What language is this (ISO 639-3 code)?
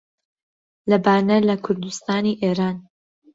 ckb